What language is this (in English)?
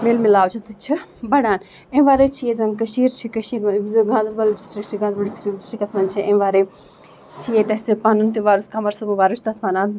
Kashmiri